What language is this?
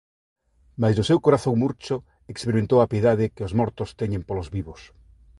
Galician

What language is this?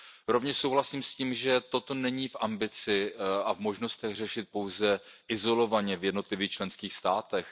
Czech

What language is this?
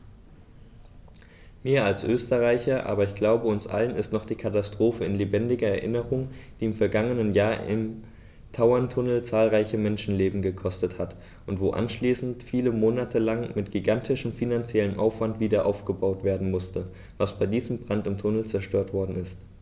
German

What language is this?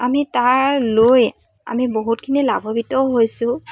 Assamese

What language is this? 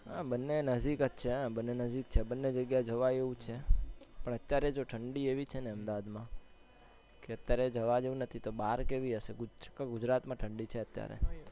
Gujarati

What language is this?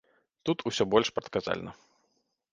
Belarusian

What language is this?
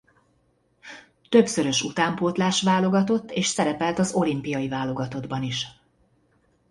Hungarian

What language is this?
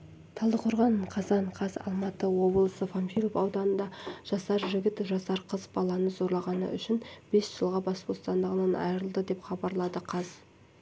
Kazakh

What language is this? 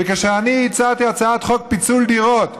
Hebrew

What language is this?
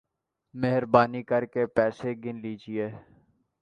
Urdu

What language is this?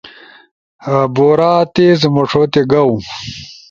Ushojo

